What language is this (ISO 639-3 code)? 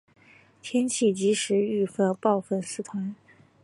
zho